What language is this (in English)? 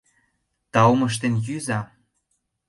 Mari